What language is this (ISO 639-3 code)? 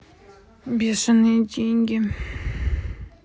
rus